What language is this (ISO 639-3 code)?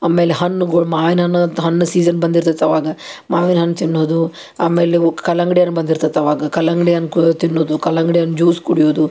kan